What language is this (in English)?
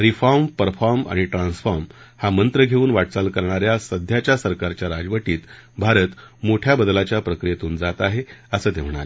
Marathi